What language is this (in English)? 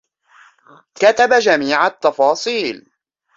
Arabic